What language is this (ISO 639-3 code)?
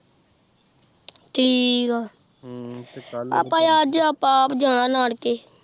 pan